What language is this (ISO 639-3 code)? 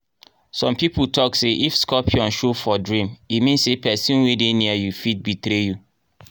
pcm